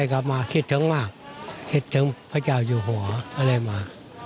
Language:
Thai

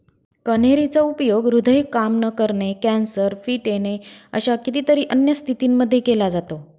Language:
Marathi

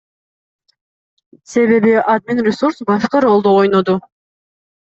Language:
Kyrgyz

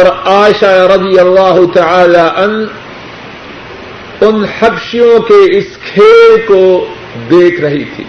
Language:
Urdu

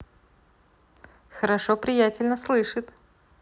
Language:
Russian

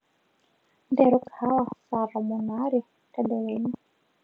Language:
Masai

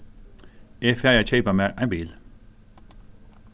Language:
Faroese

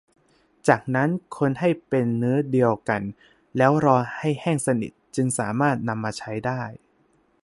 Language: Thai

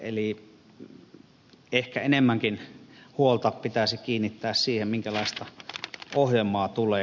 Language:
Finnish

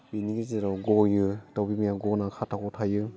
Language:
Bodo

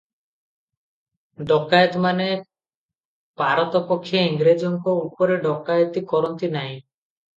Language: Odia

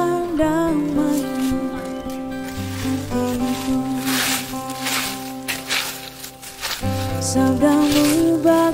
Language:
Indonesian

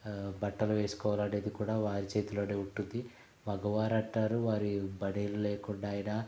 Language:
Telugu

